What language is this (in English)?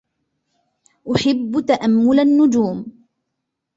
Arabic